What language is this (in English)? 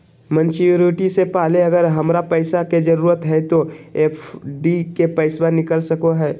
Magahi